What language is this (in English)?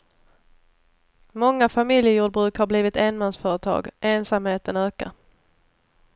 Swedish